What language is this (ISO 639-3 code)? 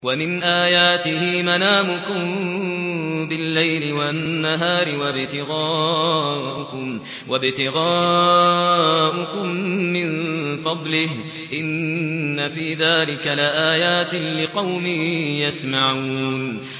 ara